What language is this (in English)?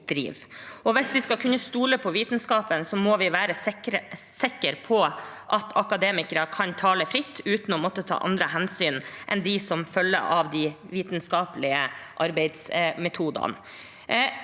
Norwegian